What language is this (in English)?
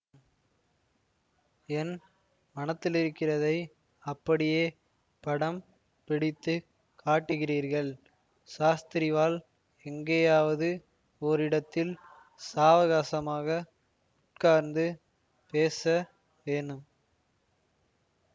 Tamil